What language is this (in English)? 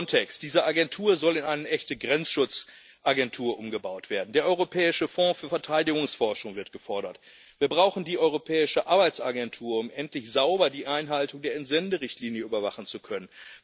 German